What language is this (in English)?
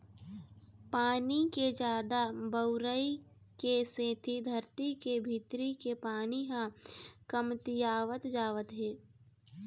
Chhattisgarhi